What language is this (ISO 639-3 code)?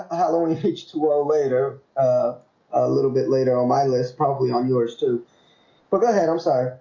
eng